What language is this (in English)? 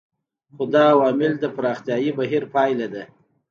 Pashto